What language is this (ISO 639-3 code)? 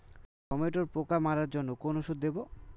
ben